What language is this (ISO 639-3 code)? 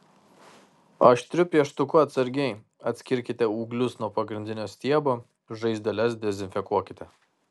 lit